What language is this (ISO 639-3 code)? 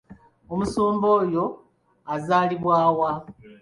lug